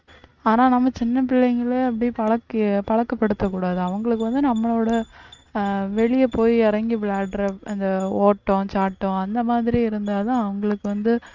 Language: Tamil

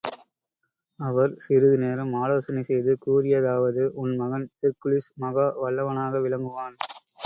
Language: Tamil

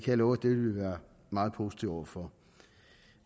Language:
Danish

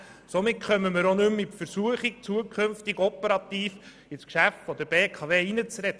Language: Swiss German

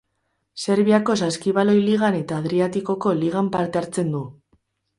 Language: Basque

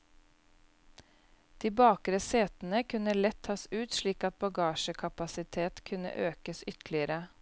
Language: Norwegian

